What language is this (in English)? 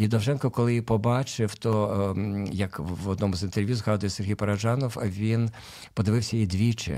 Ukrainian